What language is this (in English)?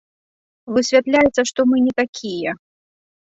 Belarusian